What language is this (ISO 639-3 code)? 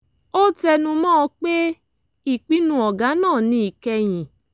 yor